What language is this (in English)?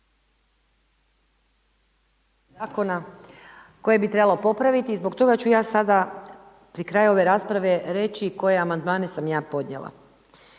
Croatian